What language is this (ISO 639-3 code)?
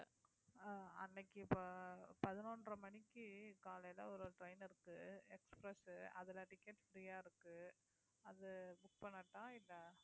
tam